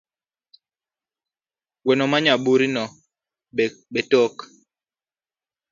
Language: Luo (Kenya and Tanzania)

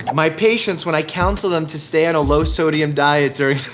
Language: English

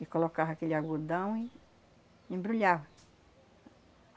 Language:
Portuguese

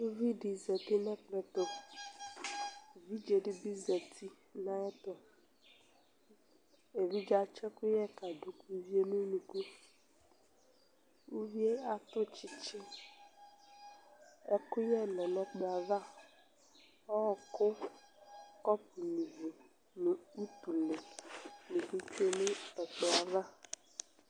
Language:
Ikposo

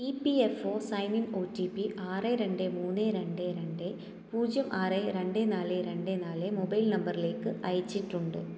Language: Malayalam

